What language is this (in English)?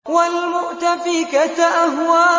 Arabic